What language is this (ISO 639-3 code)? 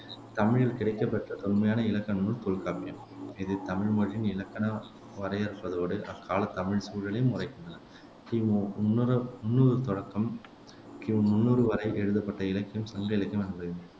tam